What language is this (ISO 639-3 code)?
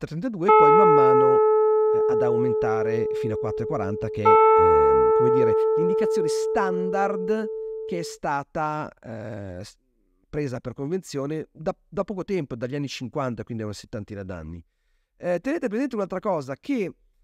ita